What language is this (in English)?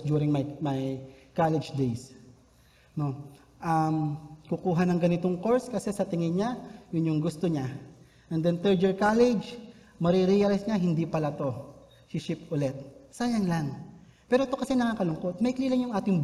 Filipino